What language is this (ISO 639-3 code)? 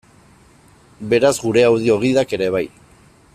eus